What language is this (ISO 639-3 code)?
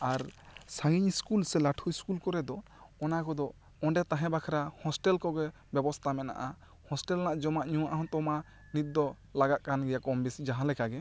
sat